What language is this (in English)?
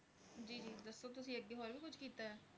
Punjabi